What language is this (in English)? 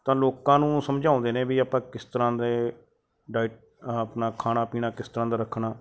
Punjabi